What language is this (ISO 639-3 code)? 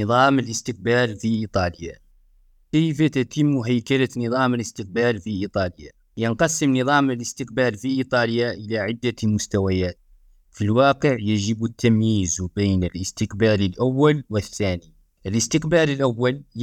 ara